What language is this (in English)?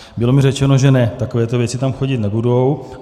Czech